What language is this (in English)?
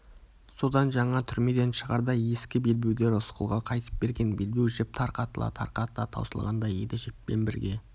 Kazakh